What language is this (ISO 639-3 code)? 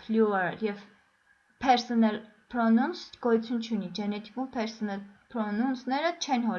hye